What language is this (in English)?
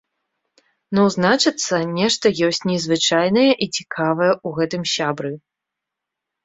Belarusian